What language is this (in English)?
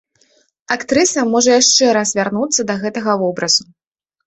Belarusian